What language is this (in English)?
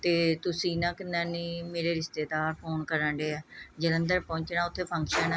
Punjabi